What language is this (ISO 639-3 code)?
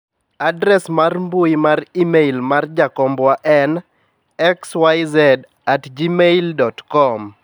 luo